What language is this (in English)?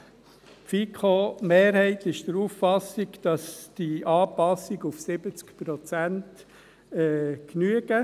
Swiss German